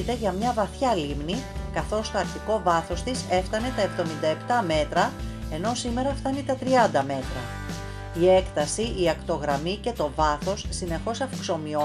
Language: Greek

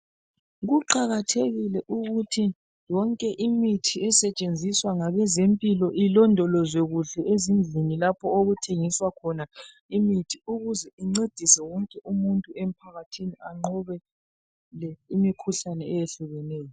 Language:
North Ndebele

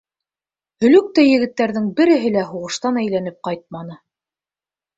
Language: Bashkir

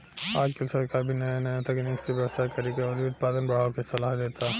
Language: Bhojpuri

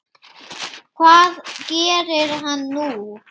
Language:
Icelandic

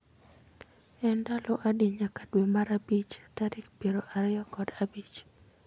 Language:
Luo (Kenya and Tanzania)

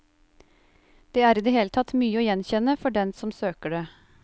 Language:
Norwegian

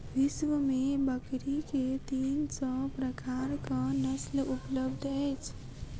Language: Maithili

